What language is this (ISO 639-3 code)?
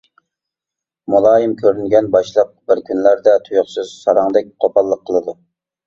uig